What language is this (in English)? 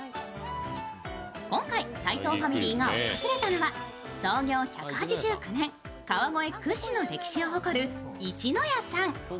Japanese